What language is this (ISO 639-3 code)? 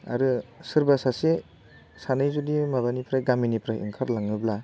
brx